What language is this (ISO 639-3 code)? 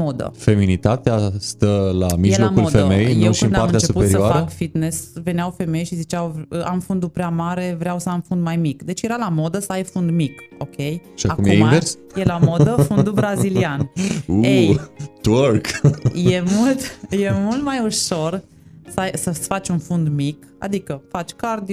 ron